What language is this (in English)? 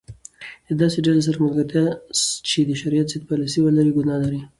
Pashto